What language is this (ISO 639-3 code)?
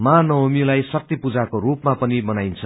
nep